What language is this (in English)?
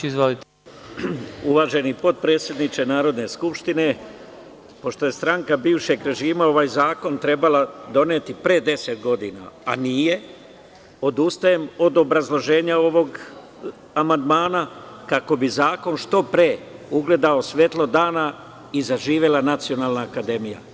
Serbian